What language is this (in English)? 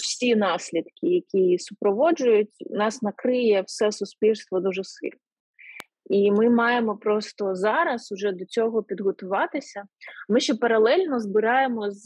Ukrainian